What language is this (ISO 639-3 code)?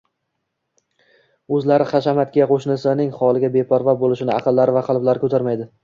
uzb